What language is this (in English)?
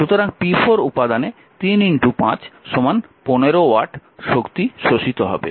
Bangla